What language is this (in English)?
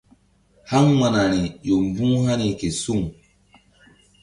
Mbum